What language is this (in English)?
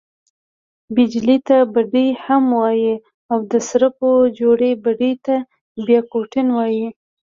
Pashto